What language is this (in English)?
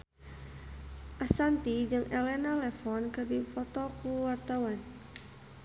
Sundanese